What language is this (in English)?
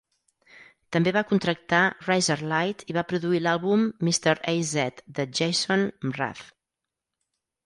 Catalan